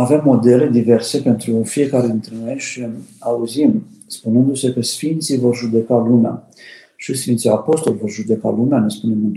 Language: Romanian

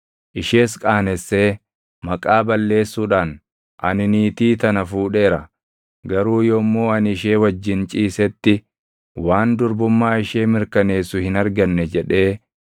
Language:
Oromo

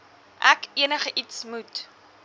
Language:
Afrikaans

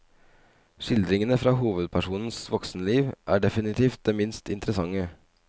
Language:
Norwegian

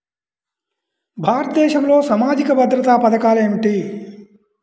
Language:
Telugu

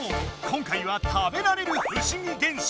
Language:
Japanese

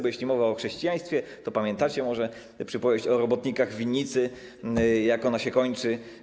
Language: Polish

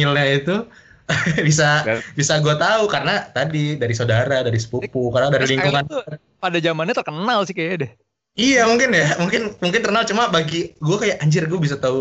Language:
Indonesian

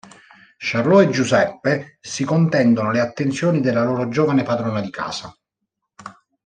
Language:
Italian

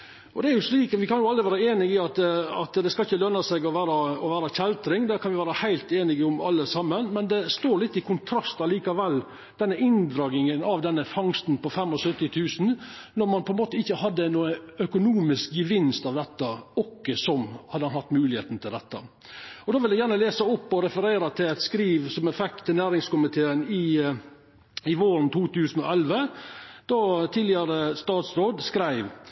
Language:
Norwegian Nynorsk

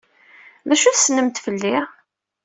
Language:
Kabyle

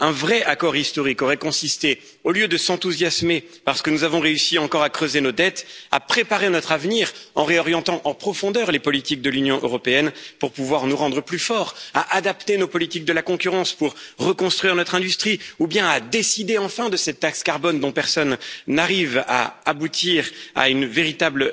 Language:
French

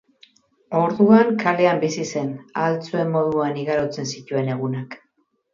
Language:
Basque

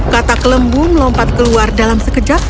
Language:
Indonesian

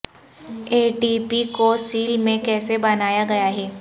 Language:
Urdu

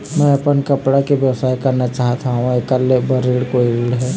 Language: Chhattisgarhi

